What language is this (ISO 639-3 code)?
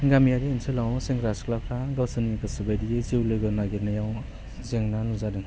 brx